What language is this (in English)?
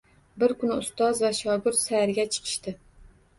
Uzbek